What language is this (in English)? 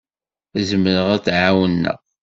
Kabyle